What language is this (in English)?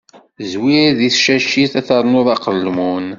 Kabyle